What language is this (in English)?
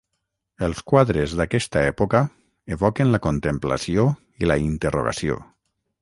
Catalan